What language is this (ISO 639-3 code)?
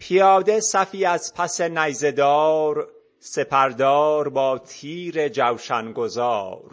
fas